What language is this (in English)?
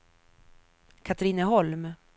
Swedish